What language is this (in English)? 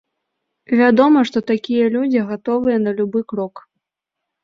Belarusian